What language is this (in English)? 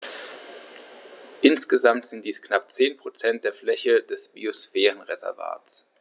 German